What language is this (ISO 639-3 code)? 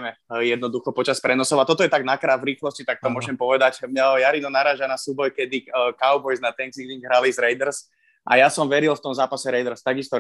slk